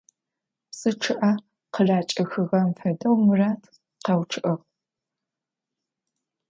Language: Adyghe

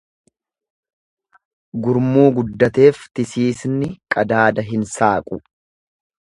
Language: Oromo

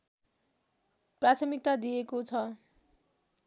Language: Nepali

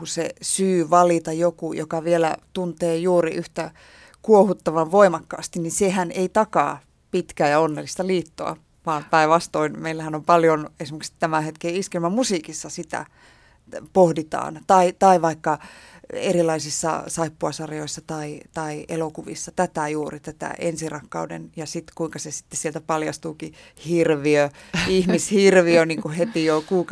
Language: Finnish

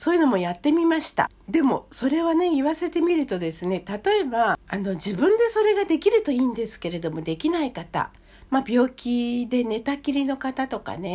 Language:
Japanese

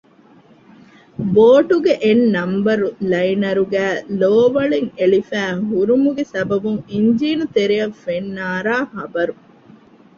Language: Divehi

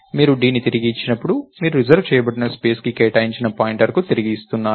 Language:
Telugu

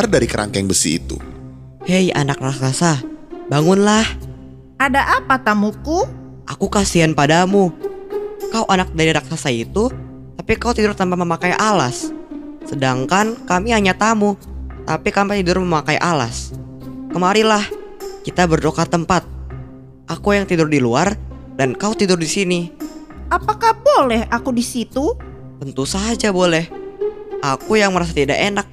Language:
Indonesian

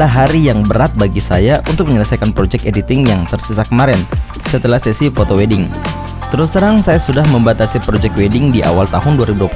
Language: Indonesian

